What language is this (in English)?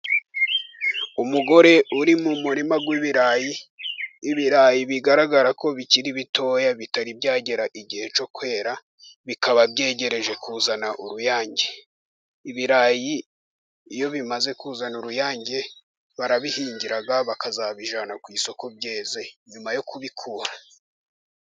Kinyarwanda